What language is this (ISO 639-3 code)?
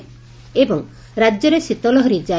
ori